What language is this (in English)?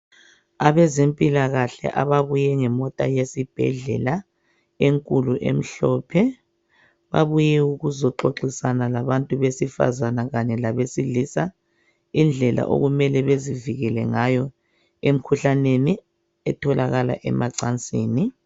North Ndebele